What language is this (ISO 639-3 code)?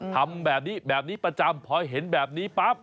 tha